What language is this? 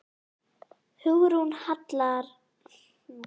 Icelandic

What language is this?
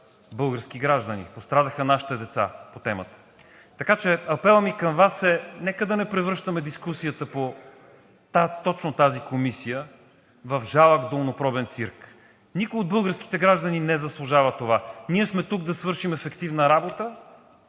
Bulgarian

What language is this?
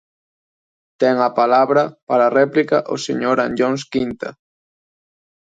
Galician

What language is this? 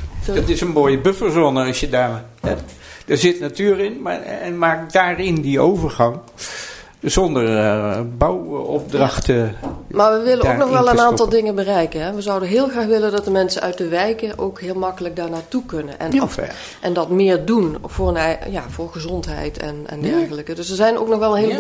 Dutch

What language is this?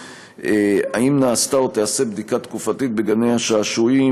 Hebrew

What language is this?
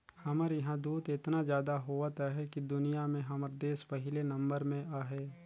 Chhattisgarhi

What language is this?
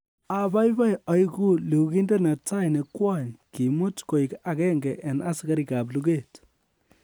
Kalenjin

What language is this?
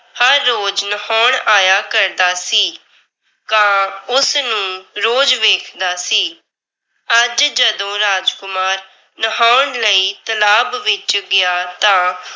Punjabi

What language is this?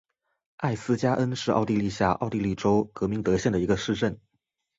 Chinese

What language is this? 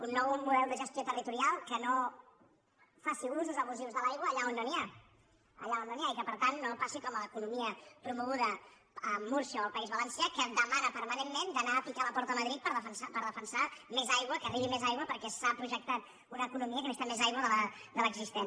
Catalan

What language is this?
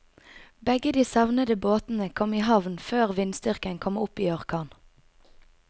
Norwegian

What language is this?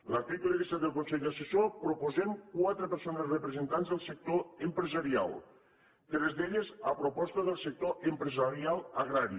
Catalan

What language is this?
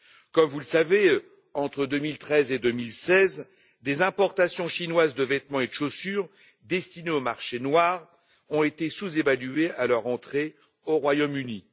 French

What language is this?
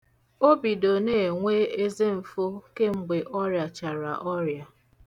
Igbo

